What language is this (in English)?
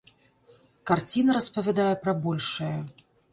Belarusian